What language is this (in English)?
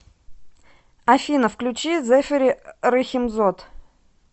Russian